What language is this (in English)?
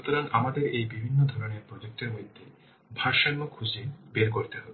Bangla